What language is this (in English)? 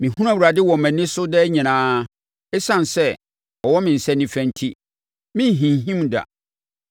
Akan